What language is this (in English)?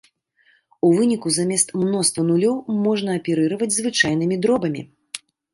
Belarusian